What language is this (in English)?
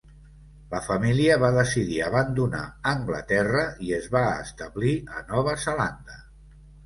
Catalan